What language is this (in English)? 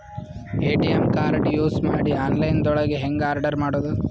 Kannada